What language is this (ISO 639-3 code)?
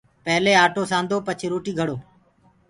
ggg